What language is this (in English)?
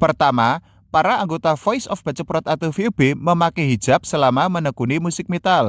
Indonesian